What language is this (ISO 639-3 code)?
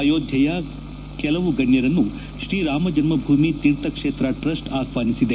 kan